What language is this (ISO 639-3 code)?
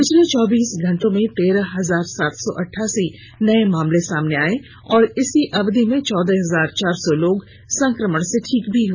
hin